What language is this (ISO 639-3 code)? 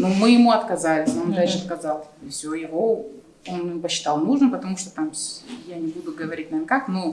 rus